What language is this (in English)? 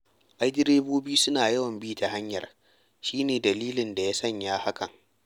Hausa